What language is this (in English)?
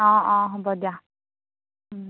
Assamese